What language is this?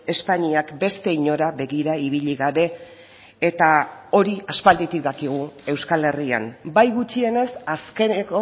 Basque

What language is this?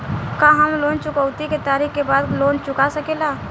Bhojpuri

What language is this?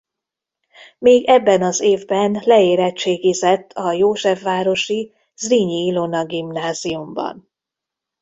Hungarian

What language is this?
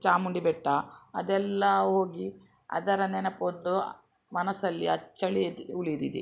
Kannada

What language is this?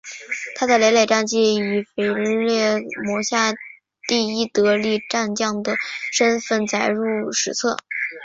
Chinese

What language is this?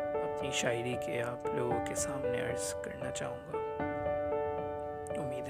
Urdu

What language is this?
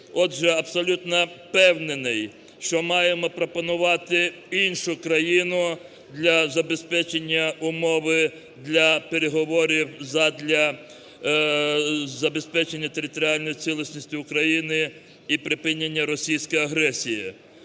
Ukrainian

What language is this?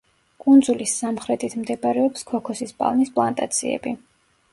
Georgian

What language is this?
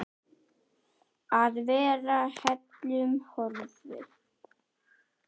Icelandic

